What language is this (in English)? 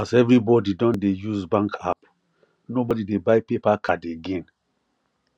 Nigerian Pidgin